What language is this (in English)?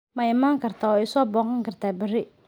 Somali